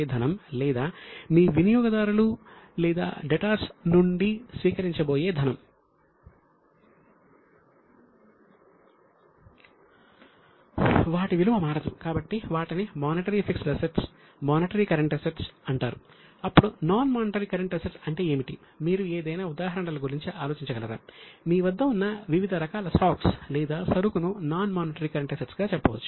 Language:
Telugu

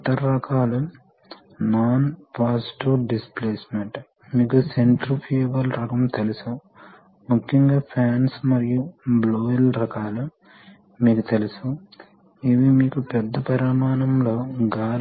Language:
Telugu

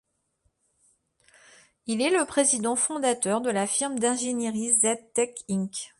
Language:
French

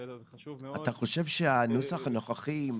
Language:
Hebrew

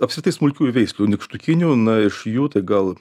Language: Lithuanian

